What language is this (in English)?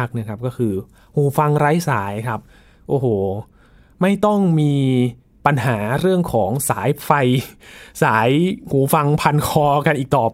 Thai